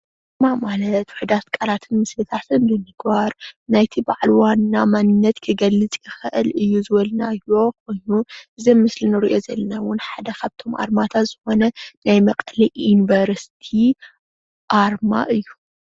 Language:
Tigrinya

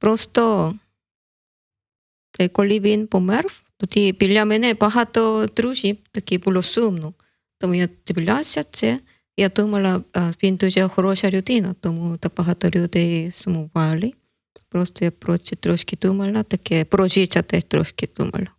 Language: Ukrainian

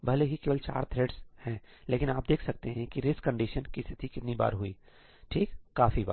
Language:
Hindi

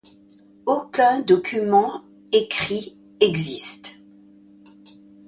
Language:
French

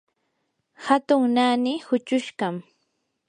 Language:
Yanahuanca Pasco Quechua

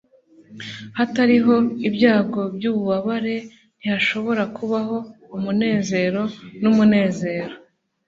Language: Kinyarwanda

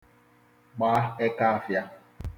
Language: Igbo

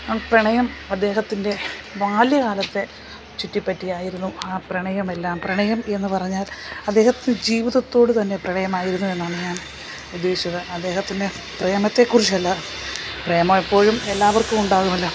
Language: Malayalam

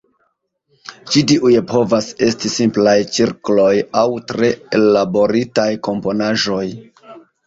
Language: Esperanto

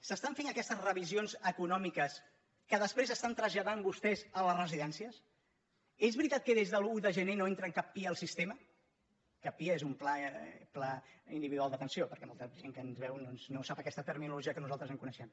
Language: Catalan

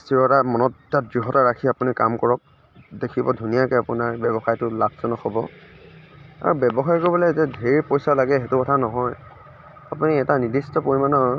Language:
Assamese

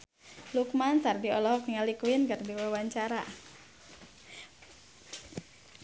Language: Sundanese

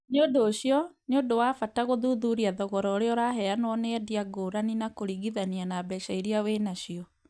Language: Kikuyu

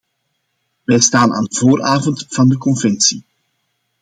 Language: Dutch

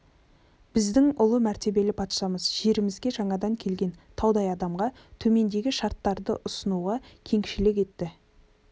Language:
Kazakh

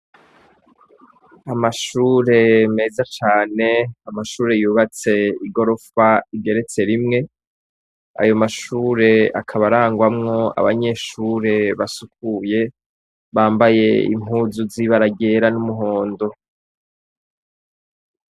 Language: Rundi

